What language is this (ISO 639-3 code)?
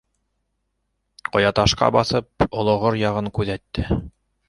bak